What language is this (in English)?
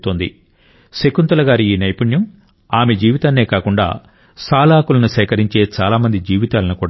Telugu